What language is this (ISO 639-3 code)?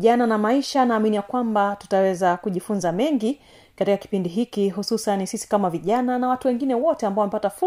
swa